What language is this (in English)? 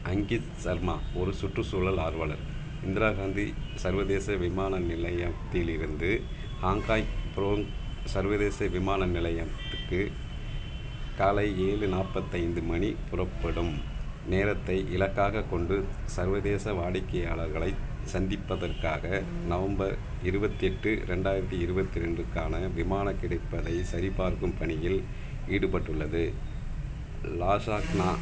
Tamil